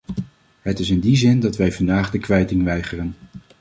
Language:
Dutch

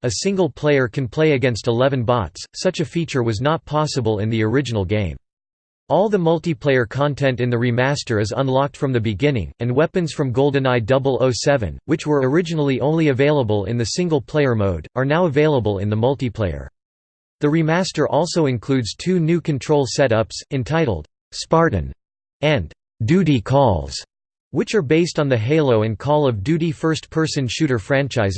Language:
English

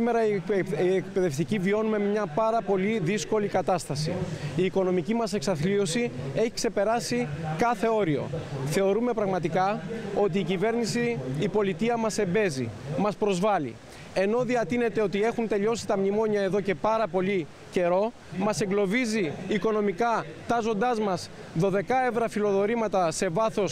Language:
Greek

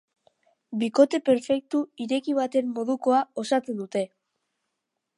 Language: Basque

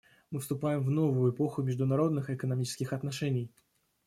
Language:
Russian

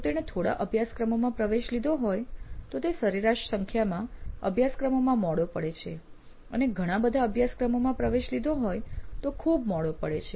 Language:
Gujarati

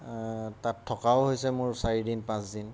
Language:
Assamese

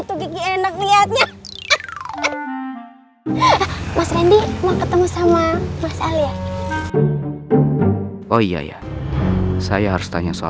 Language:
Indonesian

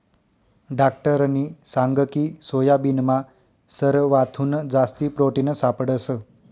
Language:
Marathi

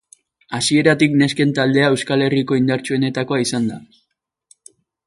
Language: Basque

